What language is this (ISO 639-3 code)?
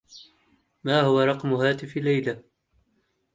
ara